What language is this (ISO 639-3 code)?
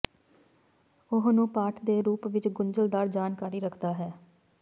pan